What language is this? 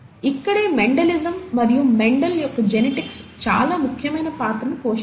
Telugu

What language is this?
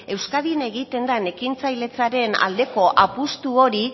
Basque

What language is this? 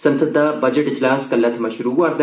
Dogri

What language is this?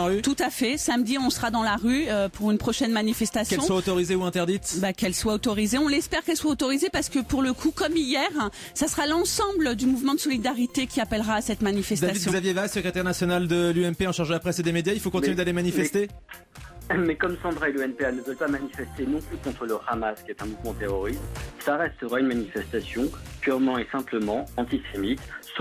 French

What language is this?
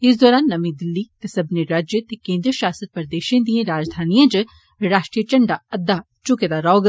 Dogri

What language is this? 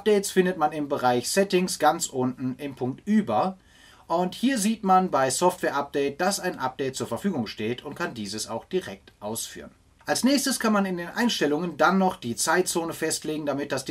German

